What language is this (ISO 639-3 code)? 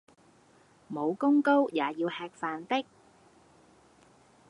yue